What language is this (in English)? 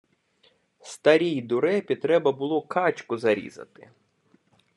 Ukrainian